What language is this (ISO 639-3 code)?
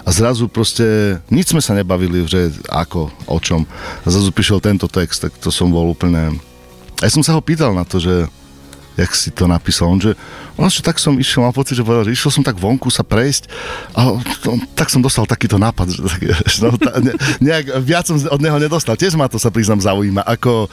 slk